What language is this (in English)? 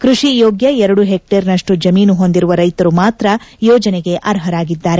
Kannada